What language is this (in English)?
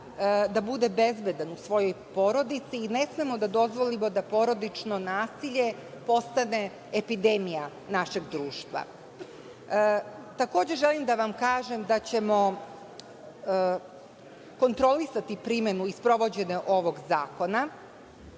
Serbian